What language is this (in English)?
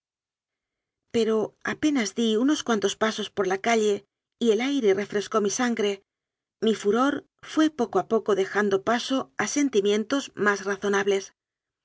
Spanish